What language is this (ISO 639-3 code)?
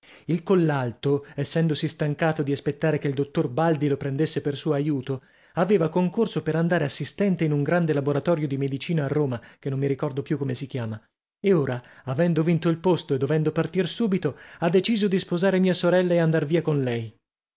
ita